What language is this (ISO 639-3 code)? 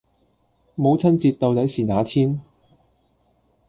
yue